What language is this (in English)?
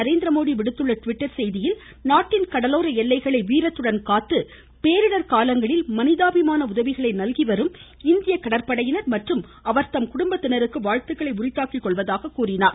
Tamil